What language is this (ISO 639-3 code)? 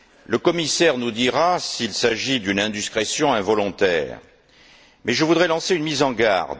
fra